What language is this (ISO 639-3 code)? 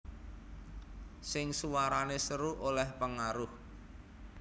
jav